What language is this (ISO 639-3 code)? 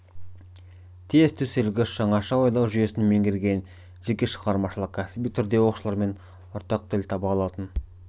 kaz